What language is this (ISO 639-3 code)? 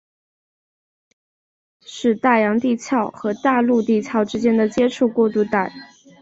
zho